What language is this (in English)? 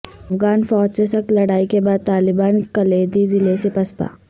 Urdu